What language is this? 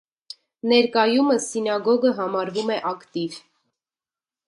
Armenian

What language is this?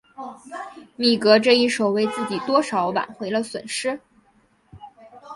Chinese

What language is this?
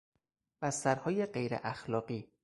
Persian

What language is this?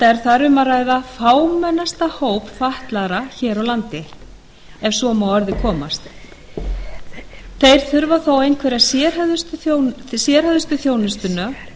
Icelandic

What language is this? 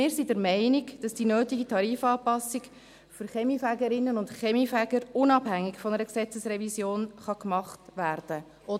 Swiss German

